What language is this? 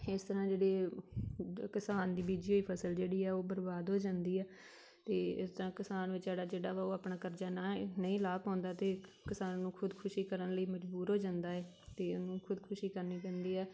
Punjabi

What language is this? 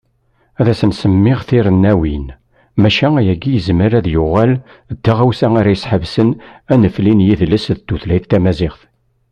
Kabyle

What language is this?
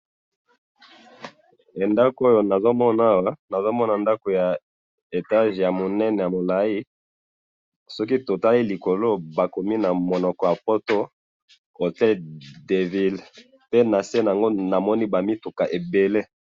Lingala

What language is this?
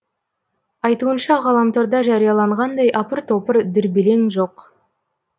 Kazakh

